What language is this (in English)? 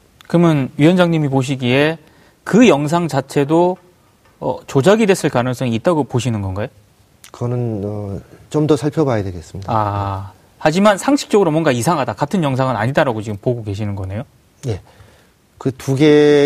Korean